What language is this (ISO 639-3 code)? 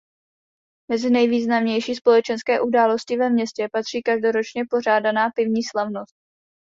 ces